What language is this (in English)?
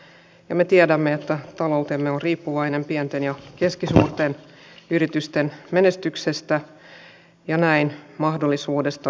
Finnish